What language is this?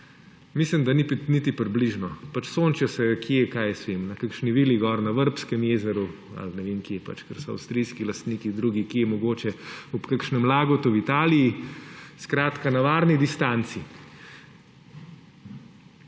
Slovenian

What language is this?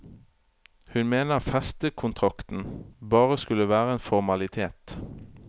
Norwegian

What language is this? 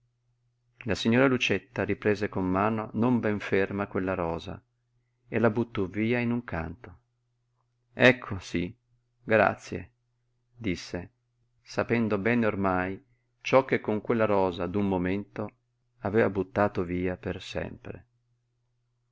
Italian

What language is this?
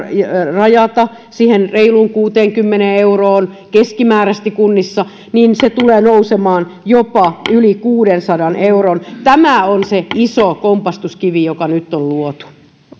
Finnish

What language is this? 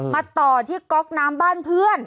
Thai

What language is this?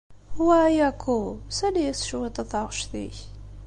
Kabyle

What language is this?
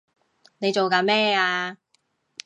Cantonese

